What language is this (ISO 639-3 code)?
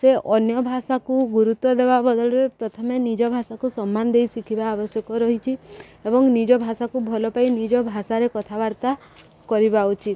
ori